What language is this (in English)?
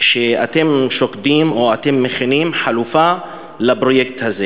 Hebrew